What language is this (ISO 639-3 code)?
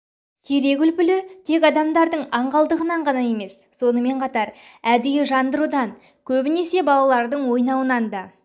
kaz